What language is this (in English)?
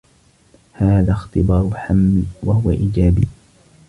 Arabic